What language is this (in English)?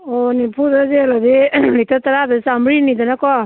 Manipuri